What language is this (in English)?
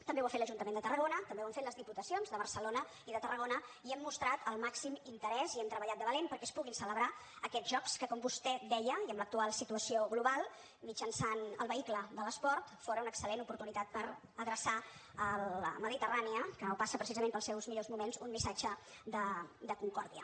Catalan